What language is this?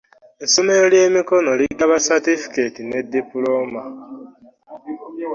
Ganda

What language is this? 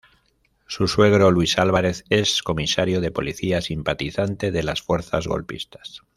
Spanish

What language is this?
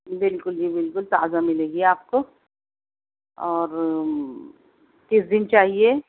Urdu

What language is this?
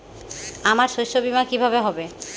Bangla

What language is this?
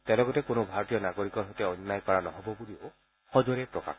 Assamese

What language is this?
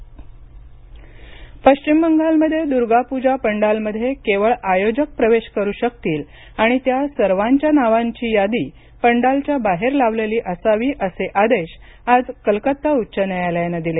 Marathi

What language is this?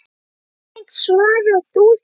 Icelandic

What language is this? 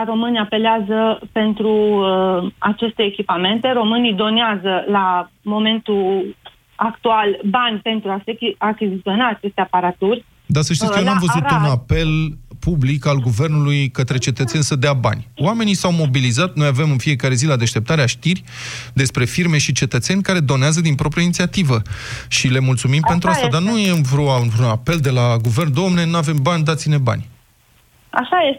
Romanian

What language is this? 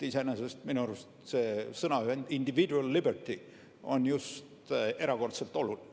Estonian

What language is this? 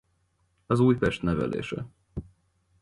Hungarian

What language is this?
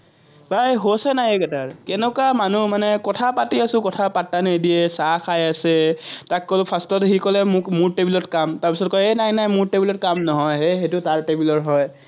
Assamese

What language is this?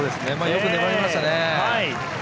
Japanese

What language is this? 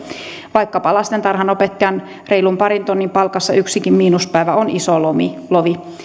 Finnish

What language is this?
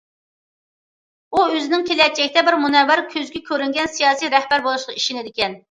Uyghur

